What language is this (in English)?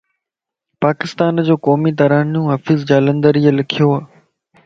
Lasi